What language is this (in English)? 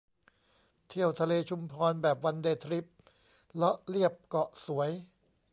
Thai